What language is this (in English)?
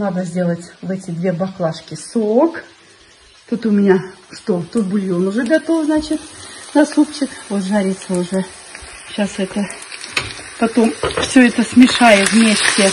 Russian